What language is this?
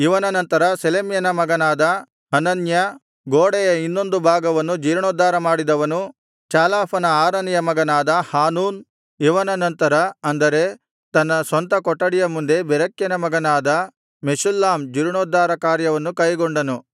Kannada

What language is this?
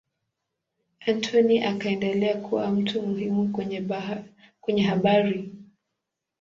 Swahili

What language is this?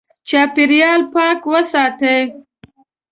Pashto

